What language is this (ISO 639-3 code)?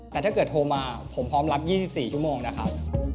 tha